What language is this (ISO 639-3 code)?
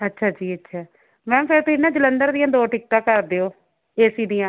pan